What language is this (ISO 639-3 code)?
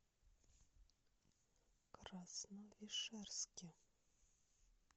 rus